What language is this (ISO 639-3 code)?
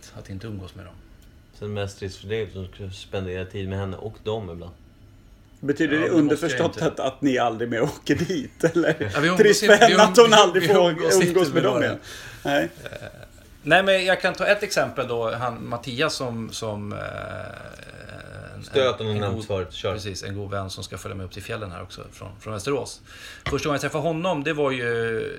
swe